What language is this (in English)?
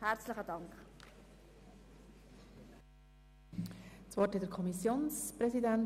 Swiss German